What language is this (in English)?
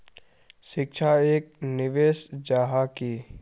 Magahi